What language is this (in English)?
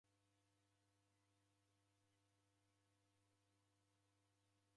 Taita